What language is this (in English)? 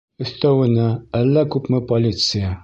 Bashkir